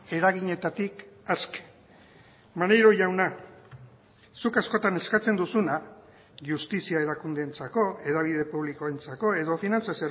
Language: Basque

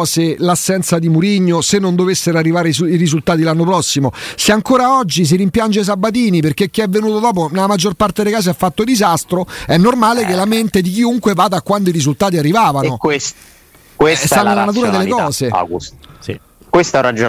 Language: Italian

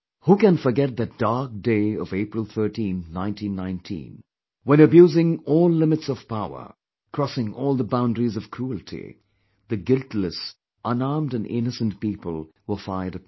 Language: English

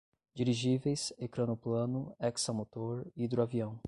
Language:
Portuguese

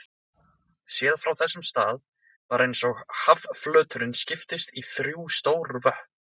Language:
Icelandic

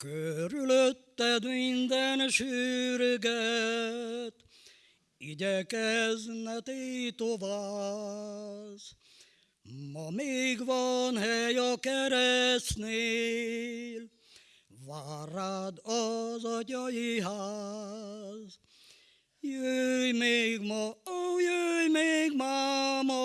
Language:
Hungarian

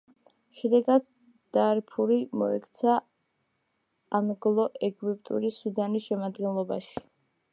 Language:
Georgian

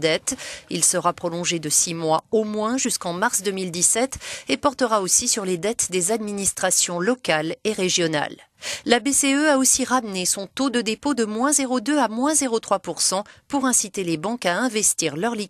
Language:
French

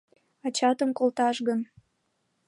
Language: Mari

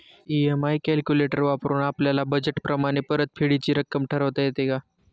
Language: Marathi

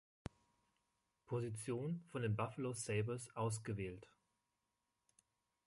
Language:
German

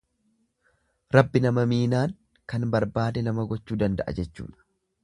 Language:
Oromo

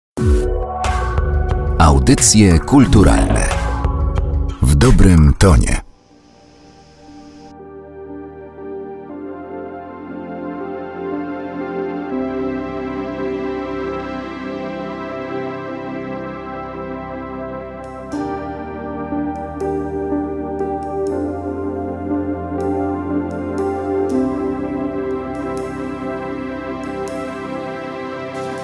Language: Polish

